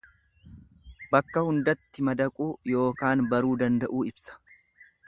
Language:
Oromo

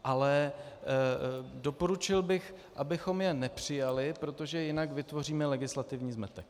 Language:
Czech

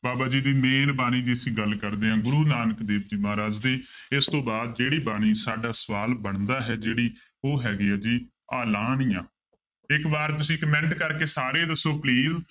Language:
Punjabi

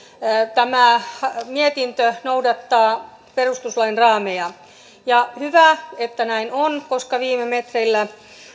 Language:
Finnish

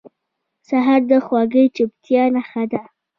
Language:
Pashto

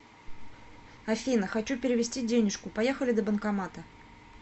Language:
Russian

